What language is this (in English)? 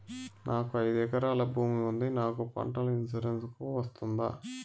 Telugu